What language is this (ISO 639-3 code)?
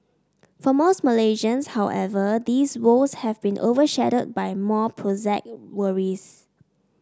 eng